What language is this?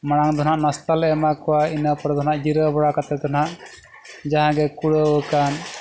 Santali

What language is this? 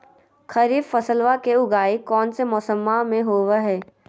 Magahi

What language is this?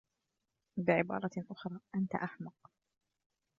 Arabic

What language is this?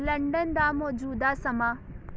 Punjabi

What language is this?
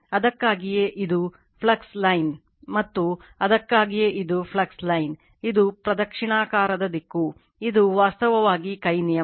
Kannada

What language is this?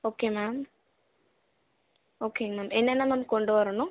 Tamil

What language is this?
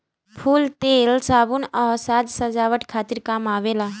Bhojpuri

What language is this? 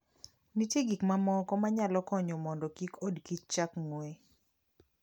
Luo (Kenya and Tanzania)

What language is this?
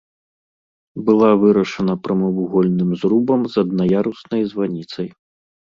Belarusian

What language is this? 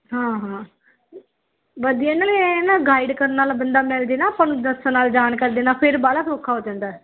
Punjabi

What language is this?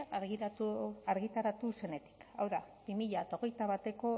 Basque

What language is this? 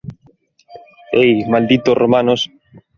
Galician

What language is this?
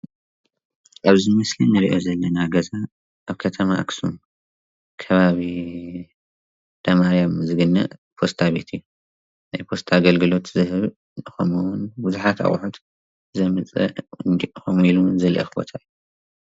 Tigrinya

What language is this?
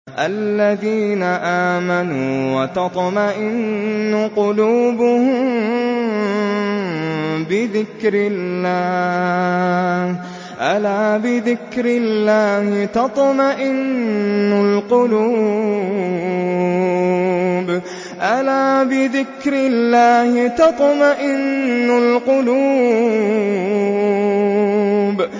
Arabic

